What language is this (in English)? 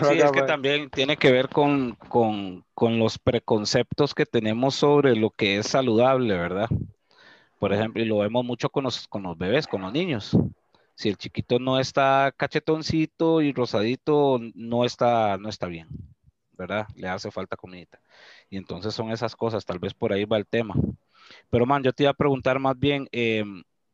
Spanish